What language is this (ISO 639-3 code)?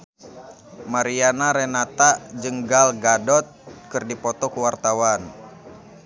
sun